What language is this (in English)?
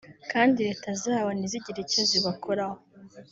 Kinyarwanda